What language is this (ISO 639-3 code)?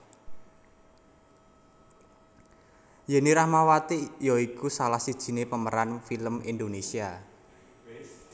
jav